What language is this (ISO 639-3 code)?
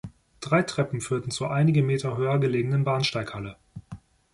deu